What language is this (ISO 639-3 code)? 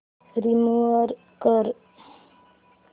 mar